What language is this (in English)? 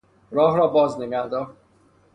Persian